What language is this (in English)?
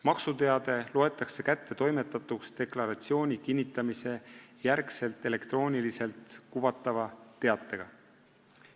Estonian